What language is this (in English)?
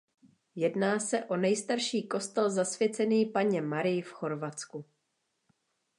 Czech